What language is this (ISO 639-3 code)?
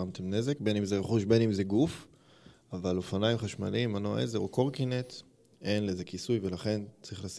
heb